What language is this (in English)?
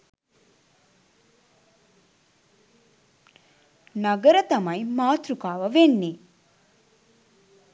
Sinhala